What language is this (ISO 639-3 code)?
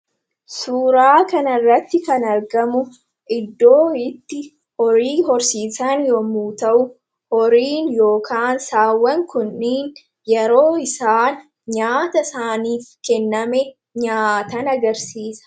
orm